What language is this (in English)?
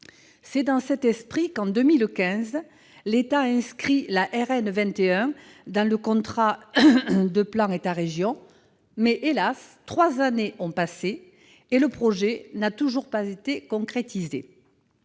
French